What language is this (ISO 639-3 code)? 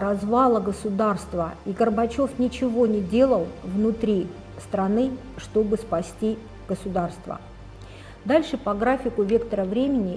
rus